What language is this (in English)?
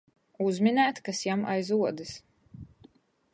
Latgalian